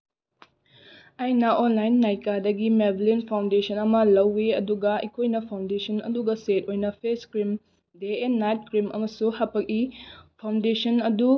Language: Manipuri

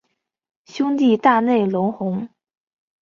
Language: Chinese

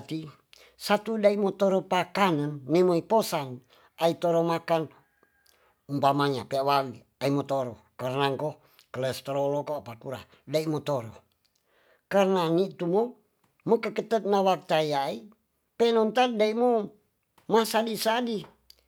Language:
Tonsea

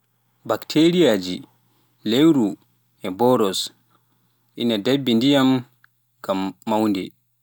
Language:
Pular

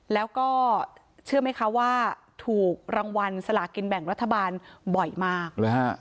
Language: Thai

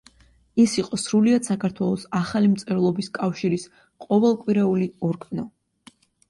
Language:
Georgian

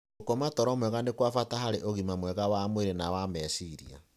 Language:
Kikuyu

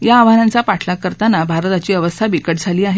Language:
Marathi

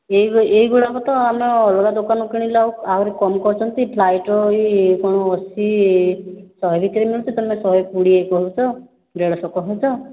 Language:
Odia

